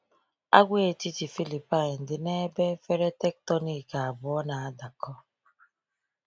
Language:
Igbo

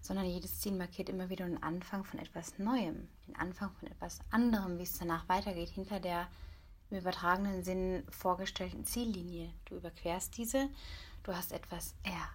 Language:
German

